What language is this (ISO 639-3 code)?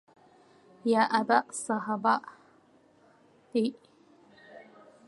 ara